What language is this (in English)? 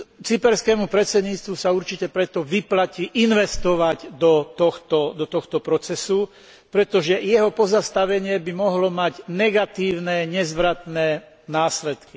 Slovak